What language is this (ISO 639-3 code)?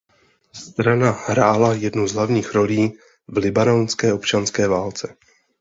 ces